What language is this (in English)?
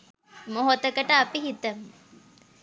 Sinhala